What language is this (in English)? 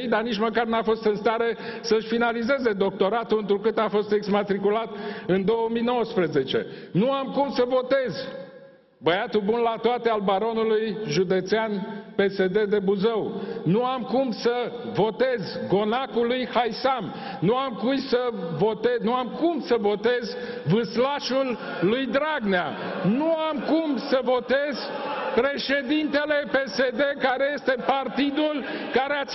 Romanian